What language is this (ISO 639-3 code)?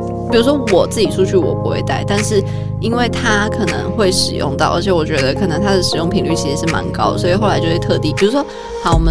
zho